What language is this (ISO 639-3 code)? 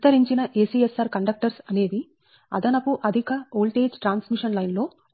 tel